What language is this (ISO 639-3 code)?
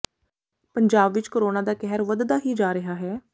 pan